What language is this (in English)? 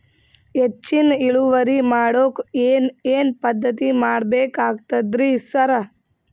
Kannada